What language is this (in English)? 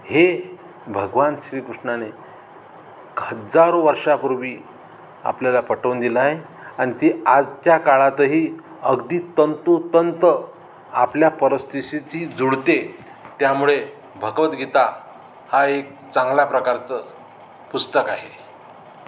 Marathi